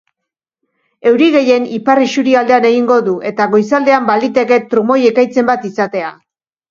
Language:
Basque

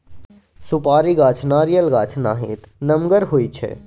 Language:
Maithili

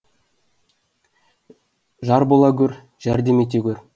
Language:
Kazakh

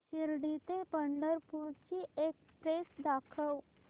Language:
Marathi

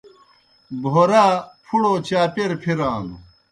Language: Kohistani Shina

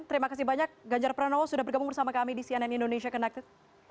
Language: Indonesian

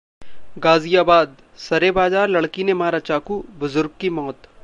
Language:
Hindi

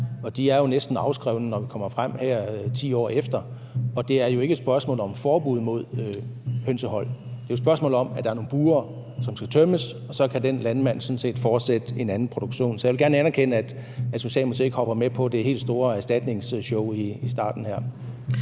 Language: Danish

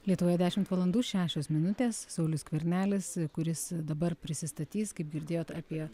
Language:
Lithuanian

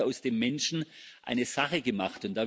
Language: German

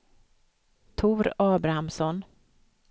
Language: Swedish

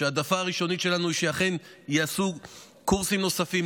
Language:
Hebrew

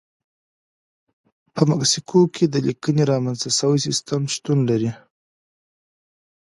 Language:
Pashto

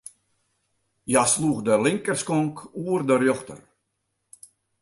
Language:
Western Frisian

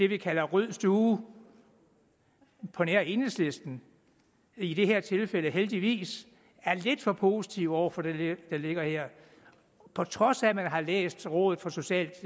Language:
Danish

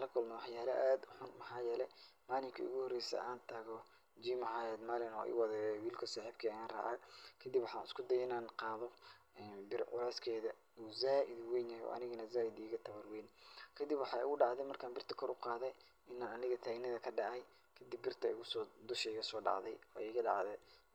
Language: Somali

